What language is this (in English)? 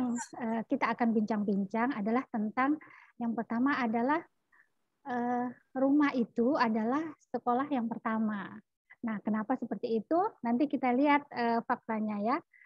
Indonesian